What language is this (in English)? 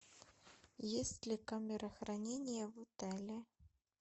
Russian